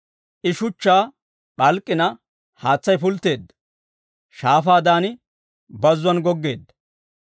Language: Dawro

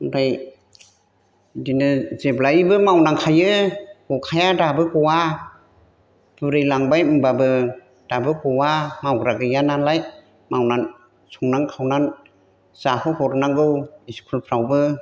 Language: Bodo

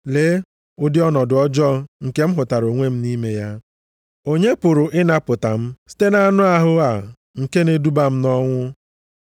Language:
Igbo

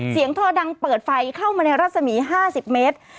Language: Thai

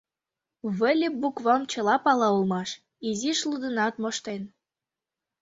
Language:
Mari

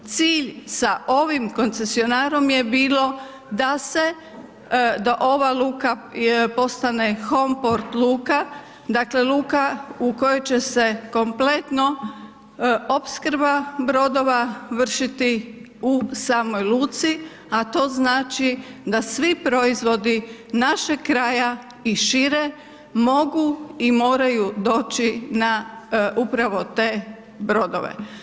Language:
Croatian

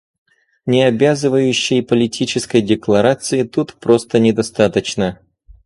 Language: Russian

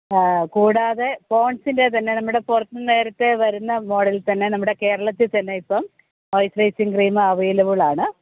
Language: Malayalam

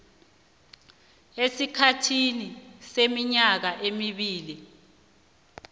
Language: South Ndebele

